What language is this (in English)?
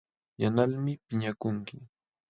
Jauja Wanca Quechua